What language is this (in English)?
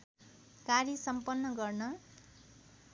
Nepali